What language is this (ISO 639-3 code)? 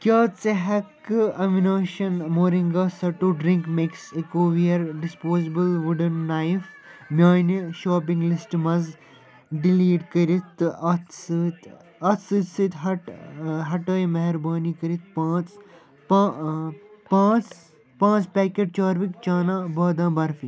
kas